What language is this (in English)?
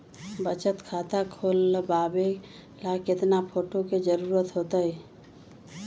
Magahi